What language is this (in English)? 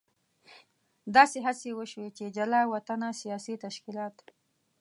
Pashto